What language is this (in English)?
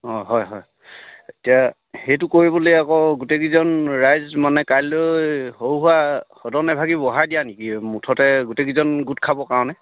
Assamese